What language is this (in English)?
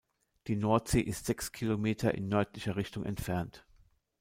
German